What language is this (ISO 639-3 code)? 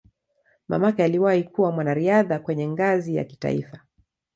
swa